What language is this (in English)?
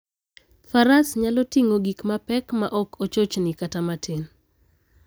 Luo (Kenya and Tanzania)